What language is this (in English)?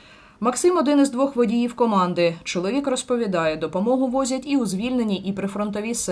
Ukrainian